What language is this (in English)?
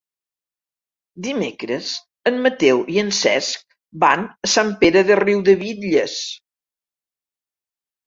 Catalan